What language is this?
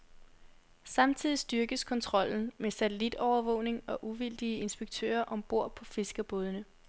Danish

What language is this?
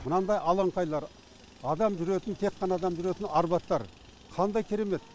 Kazakh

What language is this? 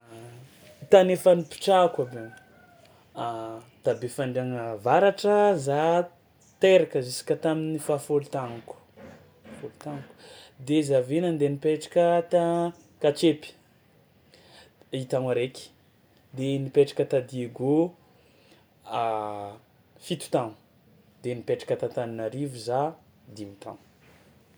Tsimihety Malagasy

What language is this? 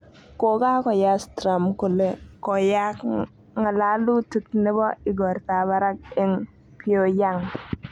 Kalenjin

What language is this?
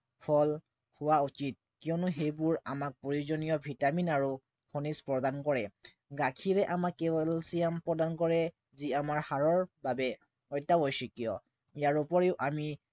Assamese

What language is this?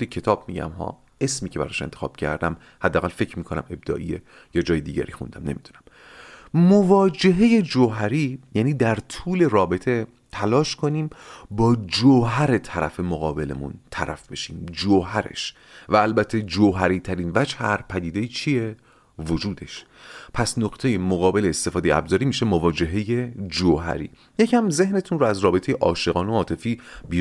Persian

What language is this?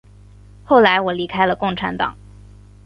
Chinese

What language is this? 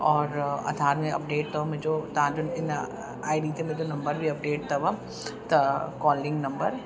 Sindhi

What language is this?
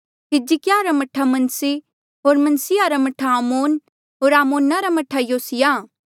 Mandeali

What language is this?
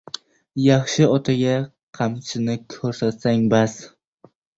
Uzbek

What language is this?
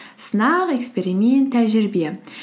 Kazakh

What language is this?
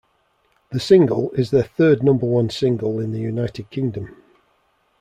English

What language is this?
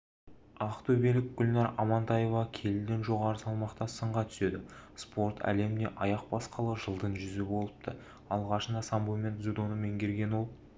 Kazakh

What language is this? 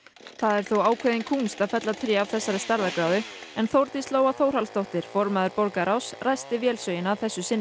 Icelandic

